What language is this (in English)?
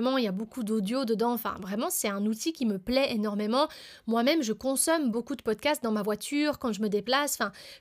French